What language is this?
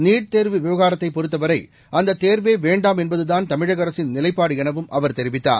Tamil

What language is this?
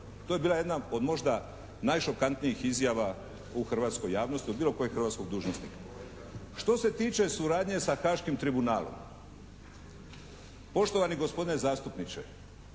Croatian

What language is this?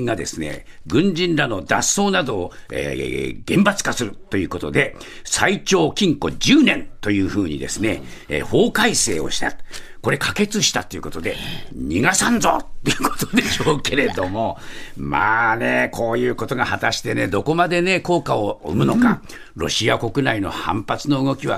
Japanese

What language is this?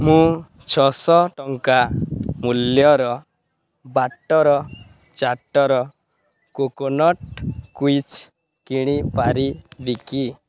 Odia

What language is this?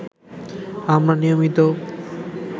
Bangla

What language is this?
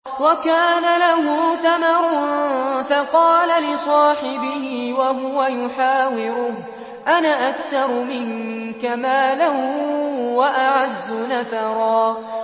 Arabic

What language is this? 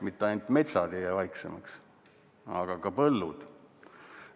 Estonian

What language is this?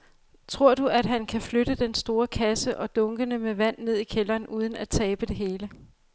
Danish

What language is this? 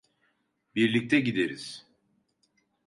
Turkish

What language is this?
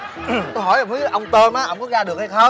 Vietnamese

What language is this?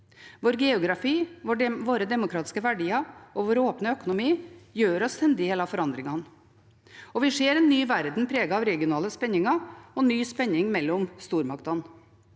Norwegian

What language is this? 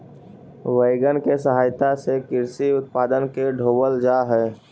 Magahi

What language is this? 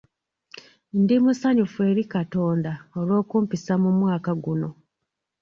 Ganda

